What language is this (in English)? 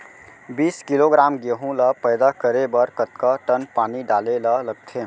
Chhattisgarhi